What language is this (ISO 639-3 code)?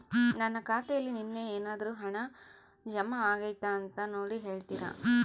kan